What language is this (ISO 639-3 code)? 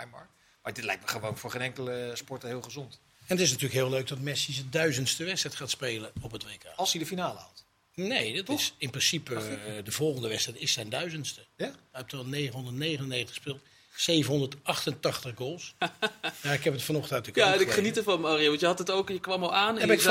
nld